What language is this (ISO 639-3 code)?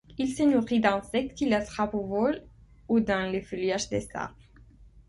fra